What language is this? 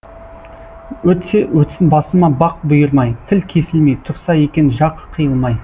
Kazakh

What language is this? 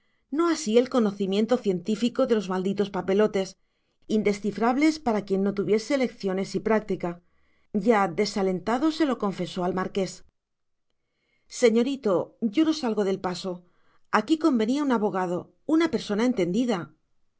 Spanish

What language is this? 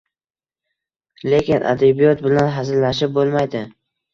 Uzbek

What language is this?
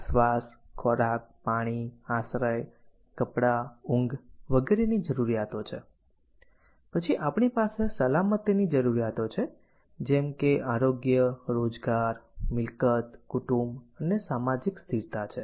Gujarati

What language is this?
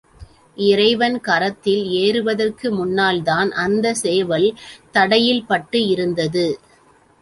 Tamil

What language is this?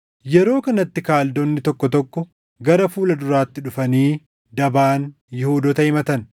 Oromo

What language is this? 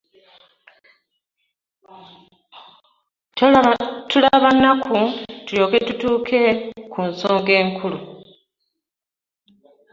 Ganda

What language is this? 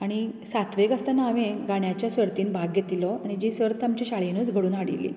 Konkani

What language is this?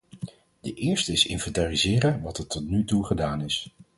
Dutch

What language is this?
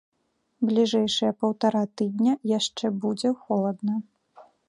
Belarusian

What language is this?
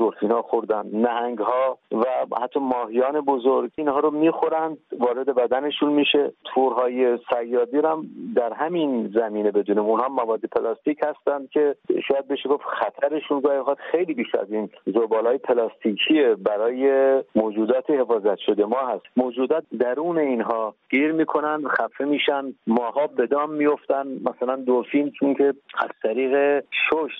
Persian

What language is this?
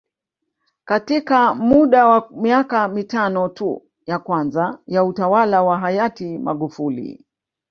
Swahili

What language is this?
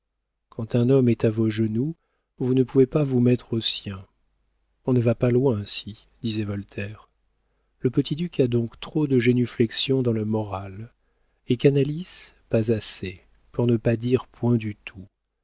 French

